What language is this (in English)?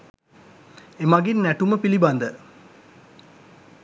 Sinhala